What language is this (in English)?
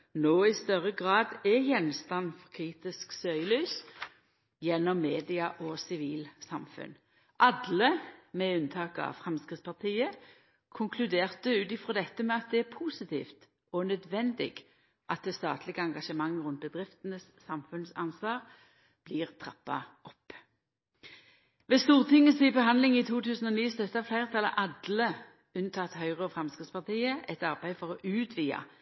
Norwegian Nynorsk